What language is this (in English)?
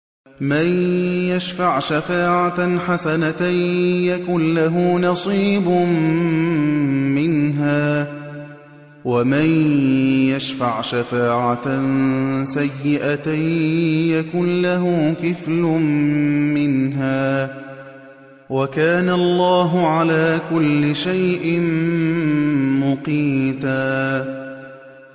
Arabic